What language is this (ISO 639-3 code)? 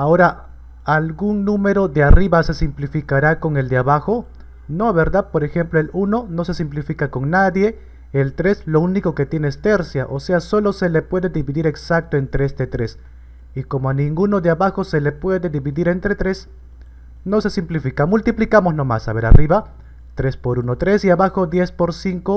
spa